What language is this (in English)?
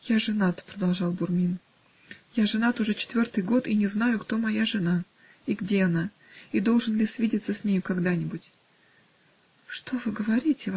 Russian